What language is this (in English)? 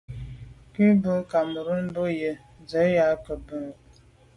Medumba